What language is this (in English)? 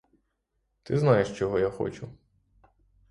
Ukrainian